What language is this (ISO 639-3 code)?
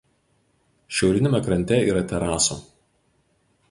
lit